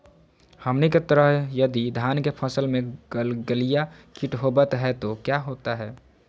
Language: Magahi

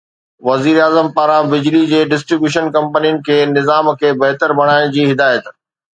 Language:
Sindhi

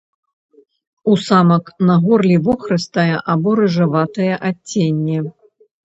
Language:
Belarusian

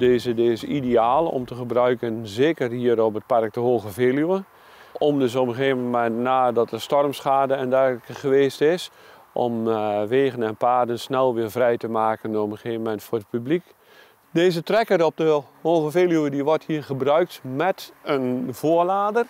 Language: Dutch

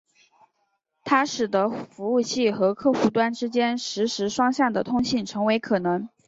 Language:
Chinese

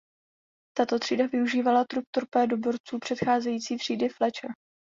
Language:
Czech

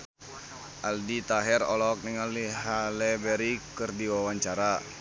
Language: Sundanese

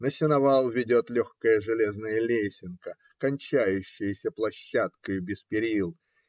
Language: Russian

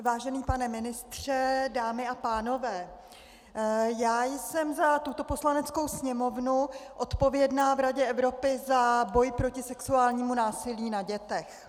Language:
Czech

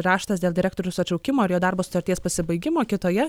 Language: Lithuanian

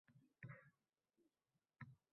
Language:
Uzbek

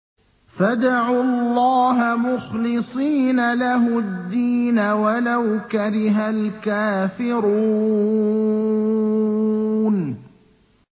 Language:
Arabic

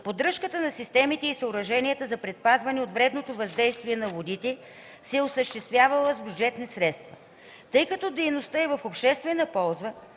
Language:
Bulgarian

